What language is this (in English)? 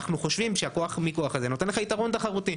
Hebrew